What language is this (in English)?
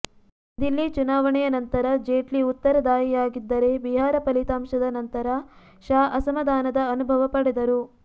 Kannada